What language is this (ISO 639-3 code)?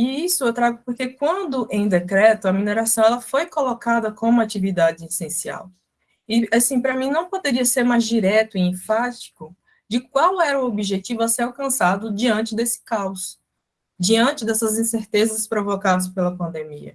por